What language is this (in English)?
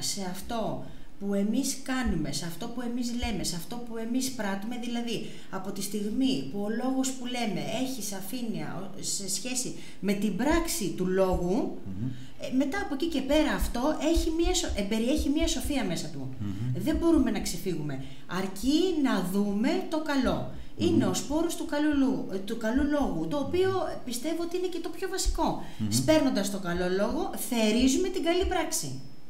Greek